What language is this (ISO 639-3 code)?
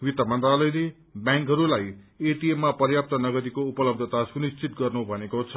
nep